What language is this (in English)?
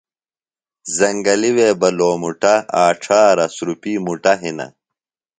Phalura